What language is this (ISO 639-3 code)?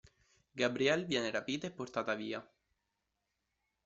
ita